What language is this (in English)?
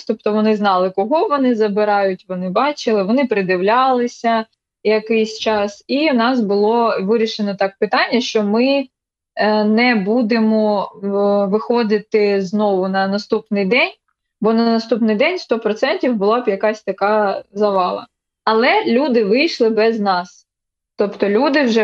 Ukrainian